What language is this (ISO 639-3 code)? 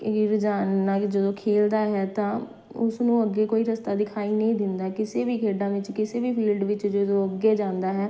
pan